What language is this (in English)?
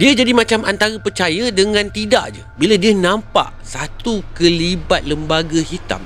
Malay